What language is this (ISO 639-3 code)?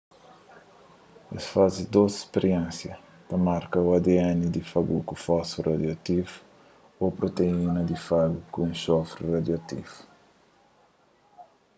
kea